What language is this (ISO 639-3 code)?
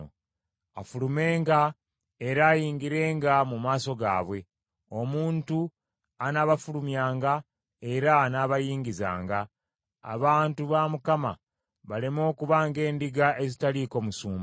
lug